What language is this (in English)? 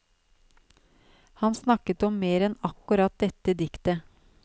Norwegian